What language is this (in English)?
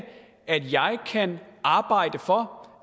Danish